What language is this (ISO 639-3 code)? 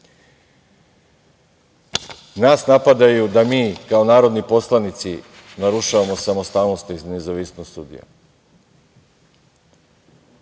srp